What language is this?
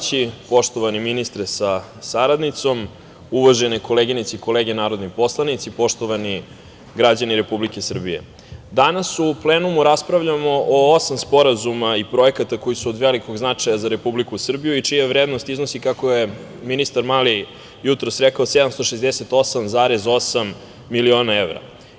Serbian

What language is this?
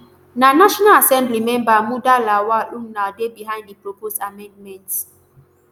Nigerian Pidgin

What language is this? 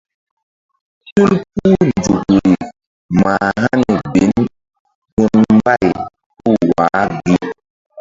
Mbum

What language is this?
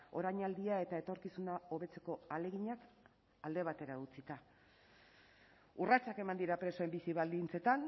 Basque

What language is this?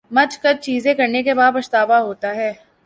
Urdu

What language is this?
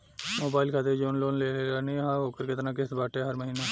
Bhojpuri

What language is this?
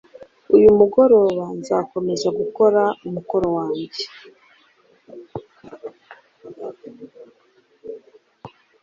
Kinyarwanda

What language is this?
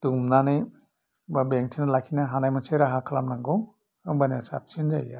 Bodo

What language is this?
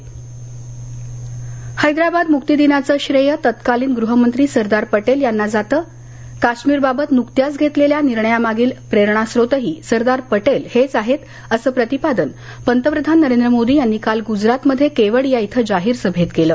Marathi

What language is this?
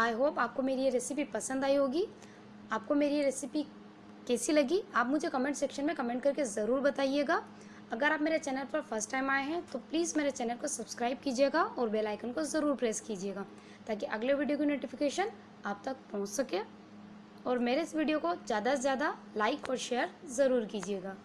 Hindi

